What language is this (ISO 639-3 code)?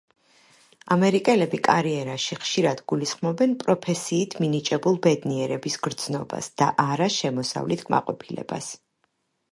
kat